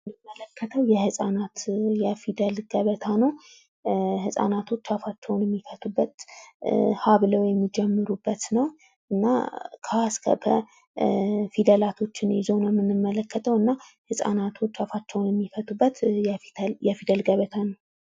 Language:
Amharic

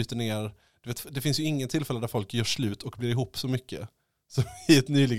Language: Swedish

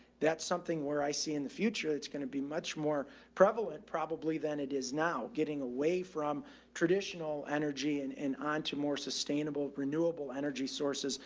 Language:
English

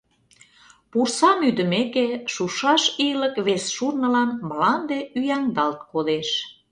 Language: Mari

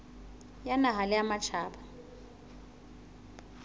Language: Southern Sotho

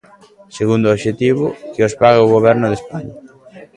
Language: Galician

